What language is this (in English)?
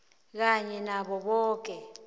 South Ndebele